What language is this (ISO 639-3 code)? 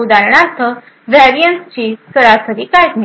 mar